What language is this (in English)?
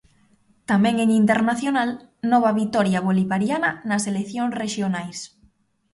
Galician